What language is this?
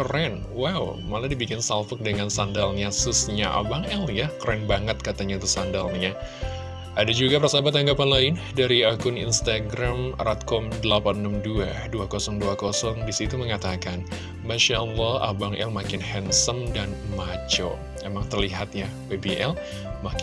Indonesian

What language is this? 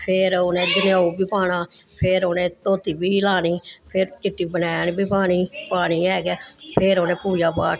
Dogri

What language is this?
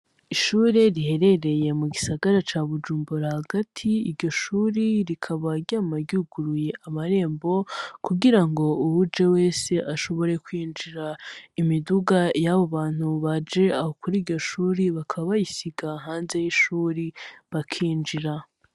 Rundi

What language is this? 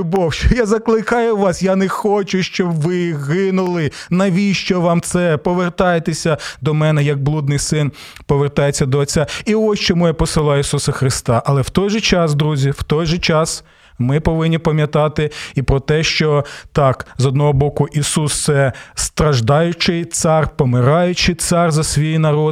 Ukrainian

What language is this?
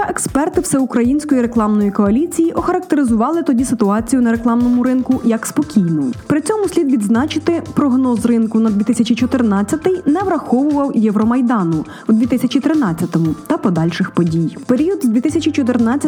Ukrainian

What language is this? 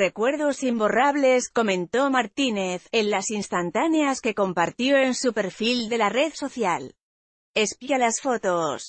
Spanish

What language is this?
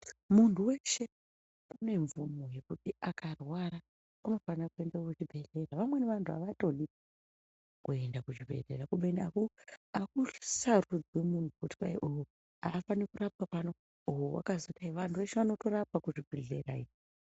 Ndau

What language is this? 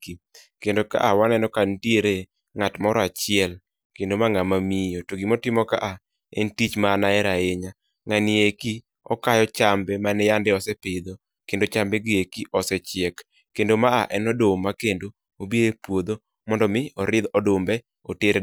Luo (Kenya and Tanzania)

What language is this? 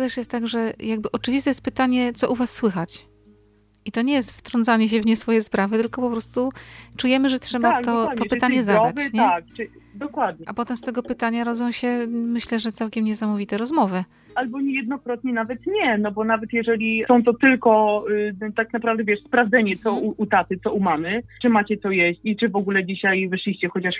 Polish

